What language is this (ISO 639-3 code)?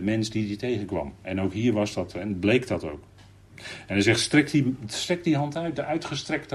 nld